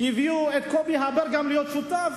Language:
Hebrew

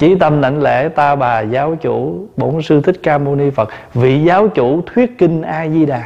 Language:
Vietnamese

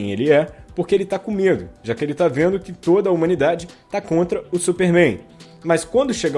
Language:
Portuguese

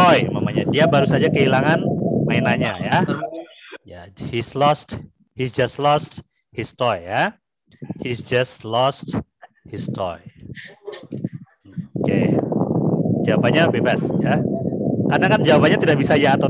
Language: Indonesian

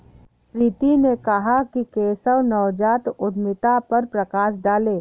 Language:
Hindi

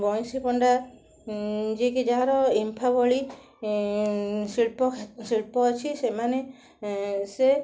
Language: Odia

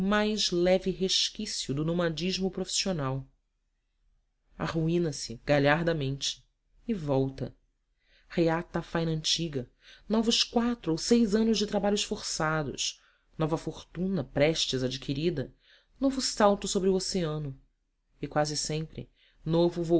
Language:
Portuguese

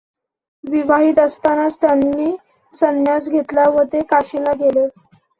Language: Marathi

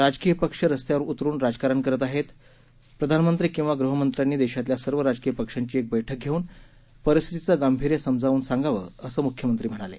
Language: Marathi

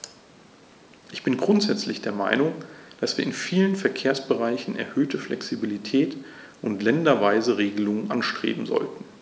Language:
German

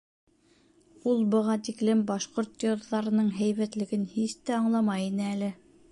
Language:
Bashkir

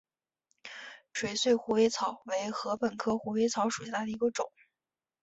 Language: Chinese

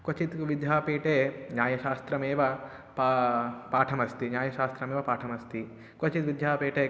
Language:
Sanskrit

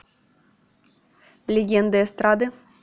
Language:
Russian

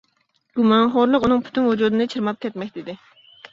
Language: Uyghur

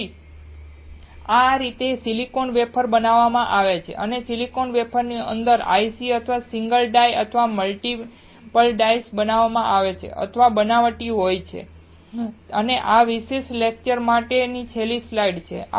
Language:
Gujarati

